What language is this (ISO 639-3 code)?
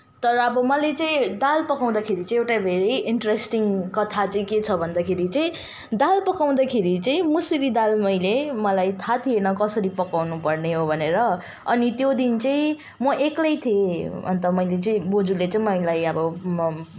nep